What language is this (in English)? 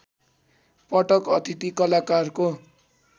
Nepali